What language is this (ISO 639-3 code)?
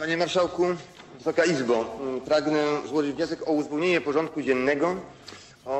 pol